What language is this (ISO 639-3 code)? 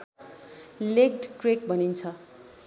nep